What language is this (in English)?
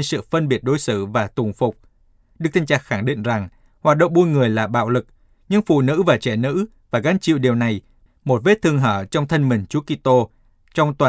Vietnamese